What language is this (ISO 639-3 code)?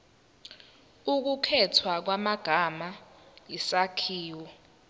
zul